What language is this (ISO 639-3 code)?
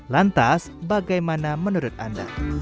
ind